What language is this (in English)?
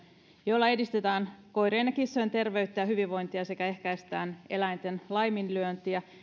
Finnish